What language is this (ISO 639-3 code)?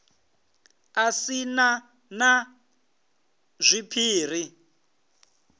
ven